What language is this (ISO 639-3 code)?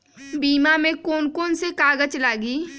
mag